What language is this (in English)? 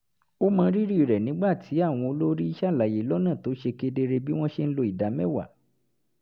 Yoruba